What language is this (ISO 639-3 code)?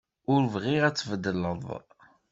kab